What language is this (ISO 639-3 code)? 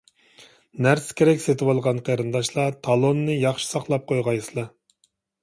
uig